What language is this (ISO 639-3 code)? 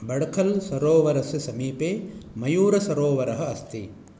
san